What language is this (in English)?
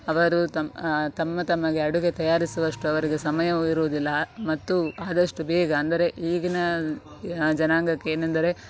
Kannada